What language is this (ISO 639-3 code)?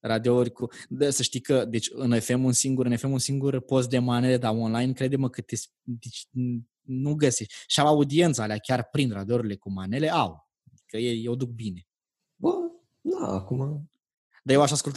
ron